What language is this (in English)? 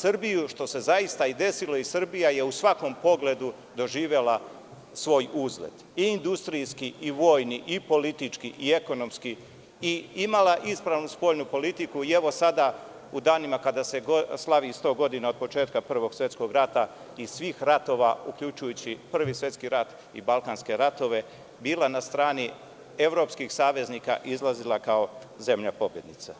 Serbian